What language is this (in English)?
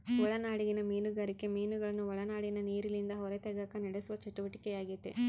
Kannada